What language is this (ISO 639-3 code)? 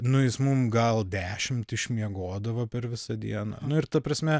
lit